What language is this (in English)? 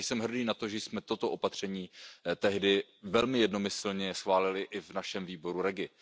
Czech